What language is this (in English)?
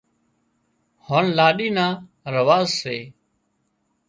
Wadiyara Koli